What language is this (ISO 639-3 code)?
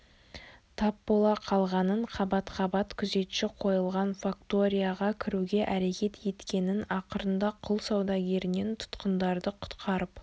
kaz